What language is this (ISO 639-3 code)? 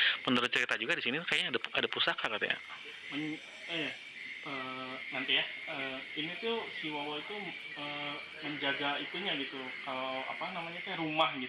ind